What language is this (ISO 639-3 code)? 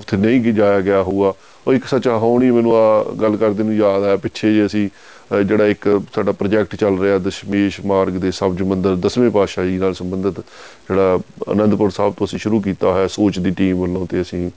pan